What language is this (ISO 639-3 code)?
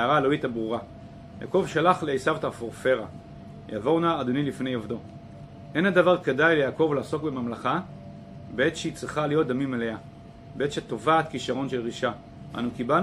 heb